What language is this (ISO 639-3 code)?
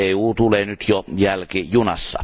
fin